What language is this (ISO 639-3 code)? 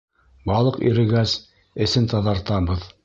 bak